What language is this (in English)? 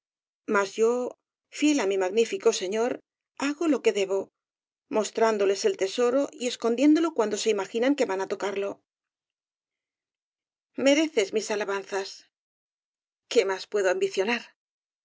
Spanish